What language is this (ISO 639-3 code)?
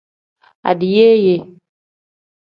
kdh